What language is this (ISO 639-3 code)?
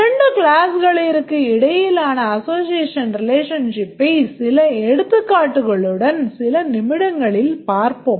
tam